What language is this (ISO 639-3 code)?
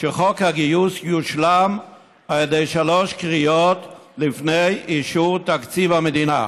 heb